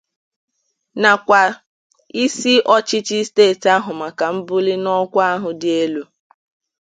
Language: Igbo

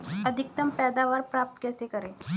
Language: Hindi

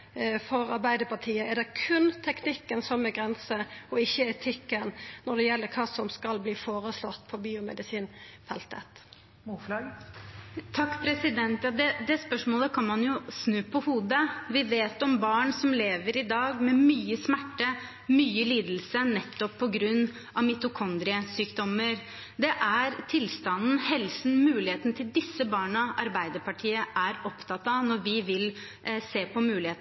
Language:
Norwegian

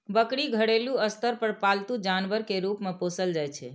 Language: Maithili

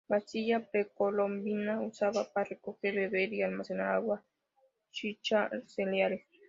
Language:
Spanish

